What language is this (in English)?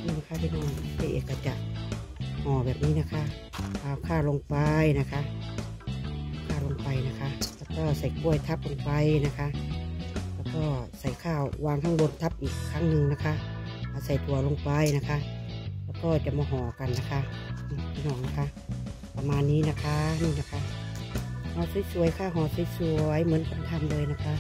Thai